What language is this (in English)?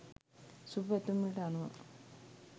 Sinhala